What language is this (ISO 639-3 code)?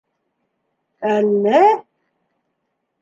bak